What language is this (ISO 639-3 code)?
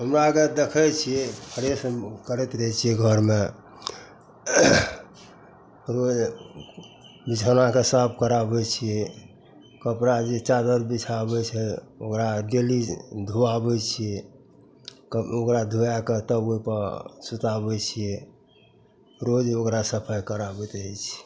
mai